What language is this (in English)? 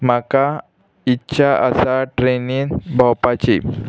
Konkani